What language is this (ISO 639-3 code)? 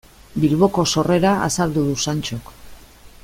eus